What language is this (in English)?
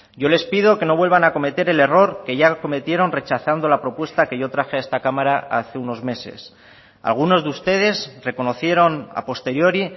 Spanish